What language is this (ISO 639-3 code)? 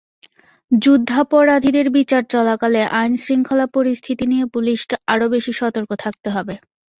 ben